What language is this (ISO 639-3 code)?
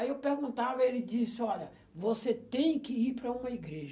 por